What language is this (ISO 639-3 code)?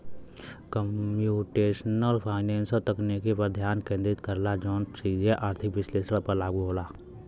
bho